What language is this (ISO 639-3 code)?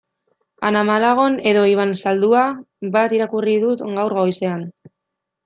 eus